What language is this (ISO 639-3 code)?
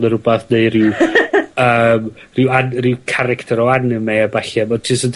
cym